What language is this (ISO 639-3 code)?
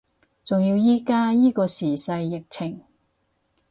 yue